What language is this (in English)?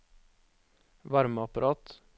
Norwegian